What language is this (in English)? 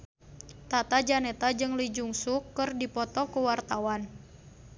Sundanese